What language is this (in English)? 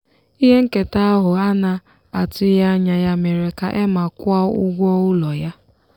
Igbo